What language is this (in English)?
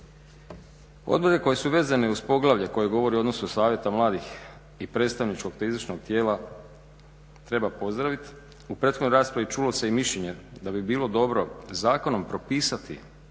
Croatian